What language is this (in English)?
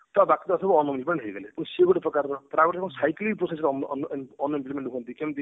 Odia